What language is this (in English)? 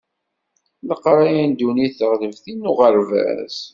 Kabyle